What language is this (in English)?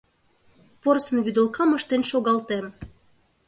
Mari